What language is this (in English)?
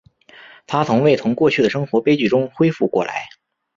Chinese